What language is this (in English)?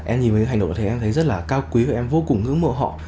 Vietnamese